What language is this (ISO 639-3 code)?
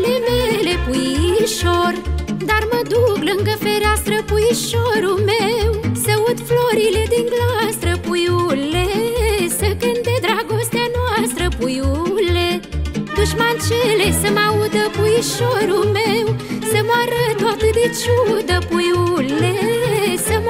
ron